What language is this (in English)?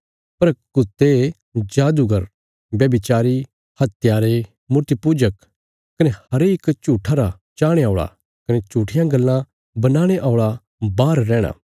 Bilaspuri